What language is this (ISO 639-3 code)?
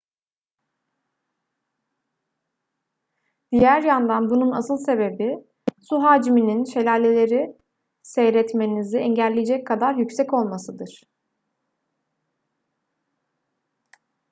tur